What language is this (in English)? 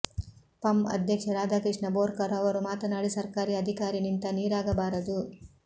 Kannada